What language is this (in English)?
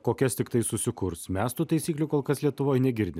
Lithuanian